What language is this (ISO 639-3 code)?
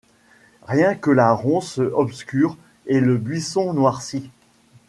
fra